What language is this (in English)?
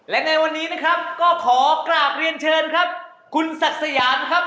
Thai